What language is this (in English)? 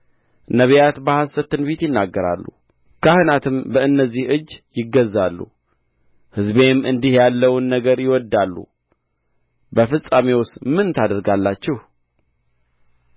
Amharic